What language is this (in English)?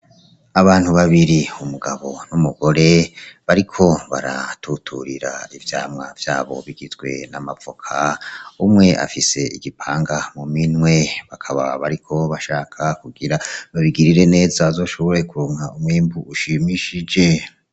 Rundi